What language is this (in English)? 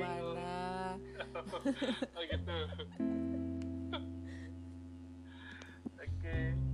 Indonesian